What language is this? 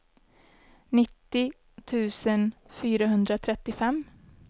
Swedish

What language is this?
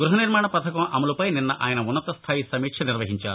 Telugu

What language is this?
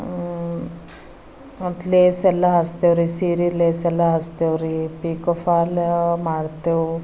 Kannada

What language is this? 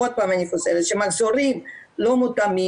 Hebrew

